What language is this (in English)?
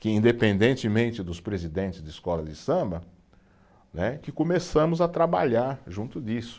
Portuguese